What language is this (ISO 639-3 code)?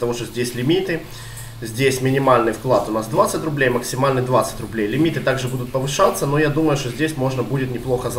rus